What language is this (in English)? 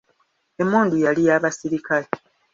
Ganda